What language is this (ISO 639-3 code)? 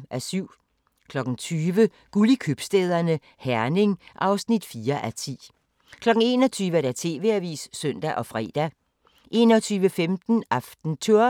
dan